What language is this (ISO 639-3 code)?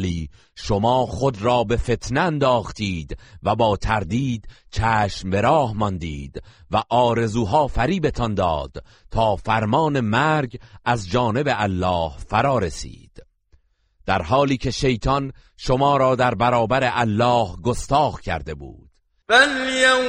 fas